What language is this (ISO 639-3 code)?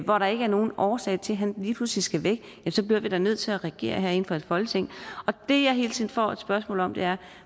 dan